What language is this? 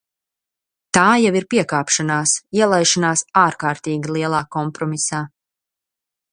Latvian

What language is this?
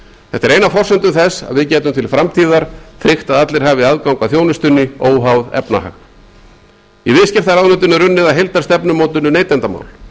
Icelandic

